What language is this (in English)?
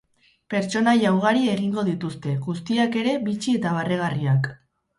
Basque